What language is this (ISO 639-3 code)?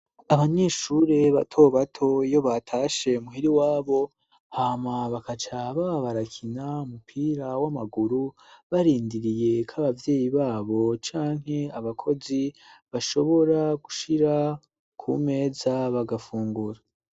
run